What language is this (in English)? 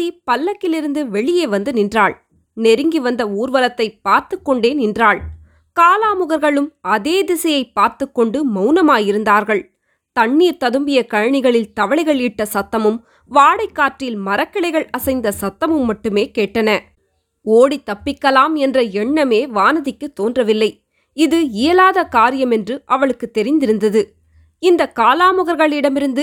Tamil